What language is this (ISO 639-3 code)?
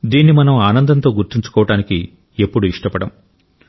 tel